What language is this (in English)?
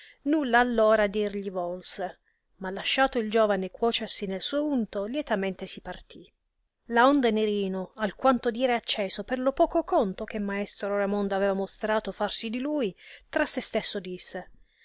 Italian